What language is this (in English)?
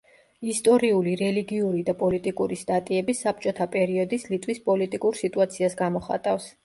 Georgian